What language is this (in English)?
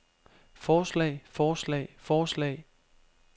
Danish